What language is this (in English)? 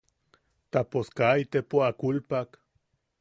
Yaqui